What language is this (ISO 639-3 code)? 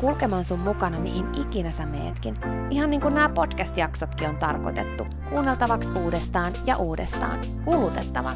fin